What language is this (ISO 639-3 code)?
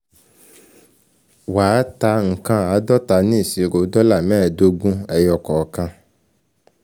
yor